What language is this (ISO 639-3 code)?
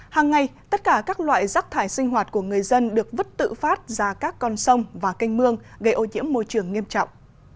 vie